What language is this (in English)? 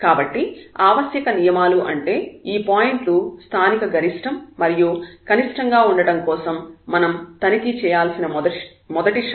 Telugu